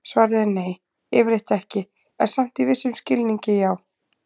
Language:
Icelandic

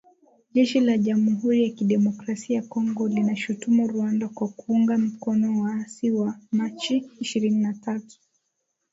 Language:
Swahili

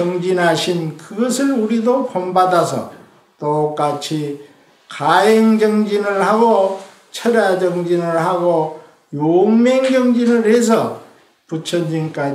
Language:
Korean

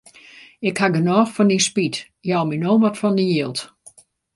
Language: Western Frisian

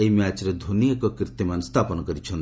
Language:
Odia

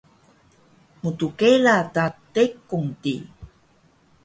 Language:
Taroko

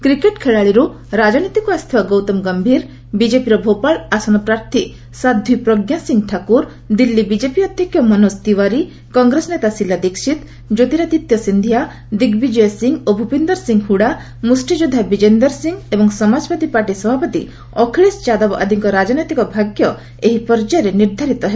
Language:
Odia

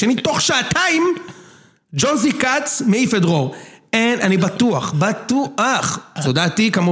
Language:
Hebrew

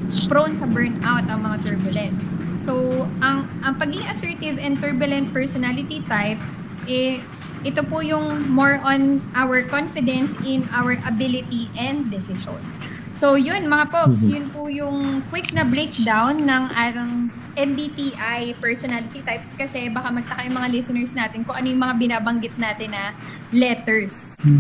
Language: Filipino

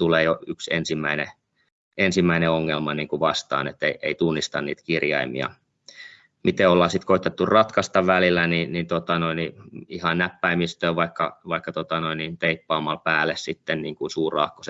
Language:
Finnish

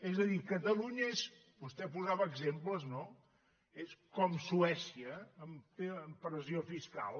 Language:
Catalan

